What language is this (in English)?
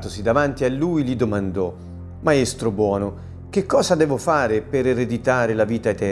Italian